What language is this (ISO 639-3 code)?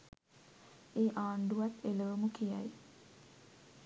sin